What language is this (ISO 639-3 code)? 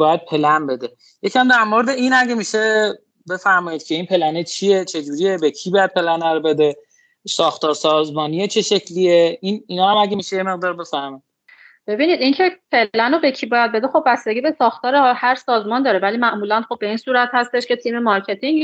fas